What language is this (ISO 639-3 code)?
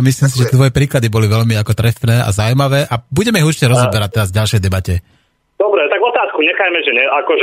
slk